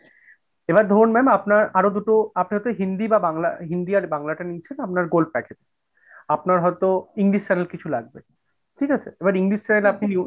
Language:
Bangla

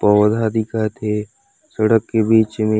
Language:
Chhattisgarhi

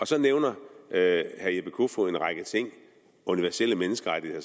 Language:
Danish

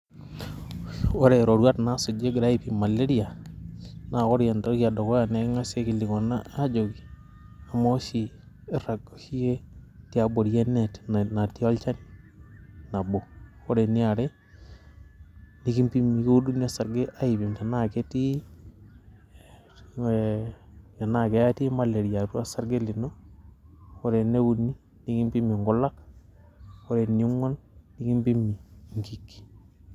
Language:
Masai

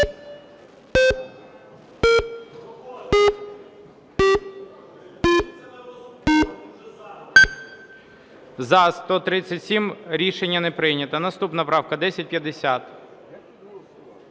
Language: Ukrainian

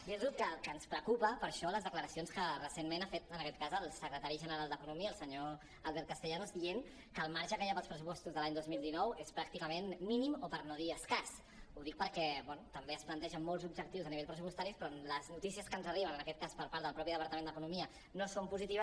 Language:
Catalan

